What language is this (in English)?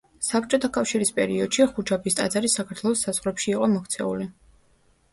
Georgian